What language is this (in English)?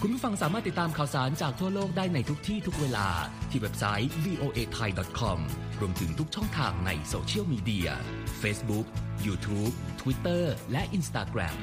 Thai